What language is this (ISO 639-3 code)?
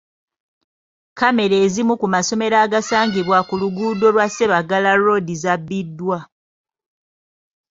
lug